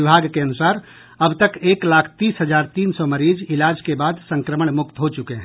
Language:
Hindi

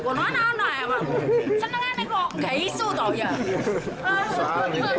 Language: Indonesian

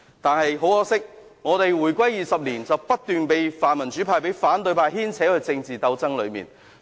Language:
Cantonese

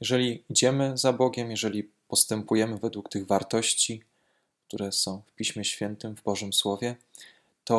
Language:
Polish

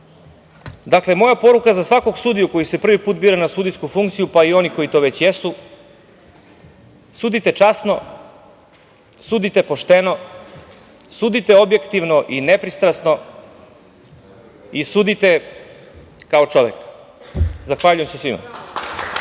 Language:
Serbian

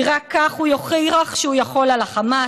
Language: Hebrew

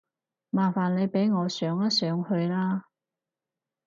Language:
Cantonese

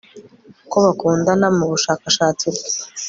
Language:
Kinyarwanda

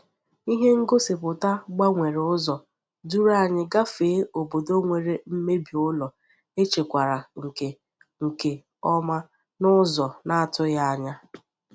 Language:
Igbo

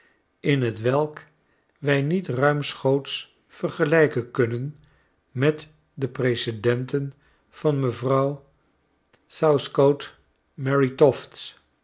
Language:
Dutch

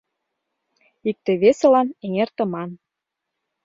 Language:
Mari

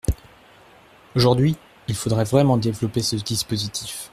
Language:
French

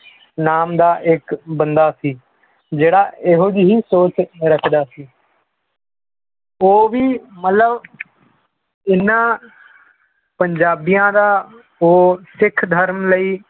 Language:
Punjabi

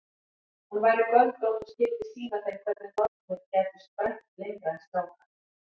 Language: Icelandic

